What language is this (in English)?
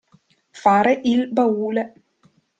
Italian